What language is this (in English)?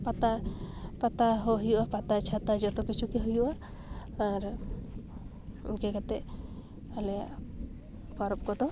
Santali